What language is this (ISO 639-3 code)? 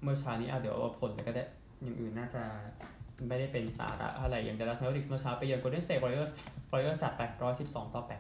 tha